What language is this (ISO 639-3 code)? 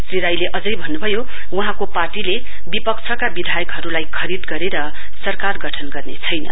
nep